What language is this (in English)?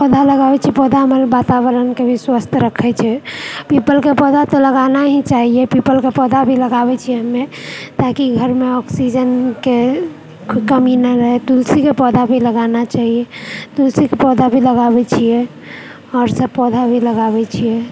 Maithili